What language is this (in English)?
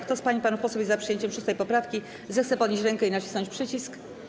Polish